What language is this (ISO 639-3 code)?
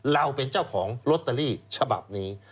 tha